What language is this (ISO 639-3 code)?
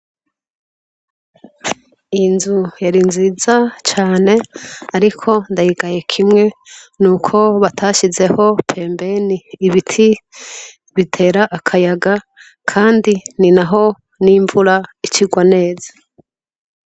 run